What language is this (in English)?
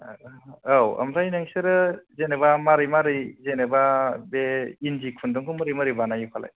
Bodo